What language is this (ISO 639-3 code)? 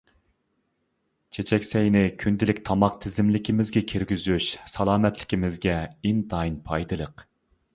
uig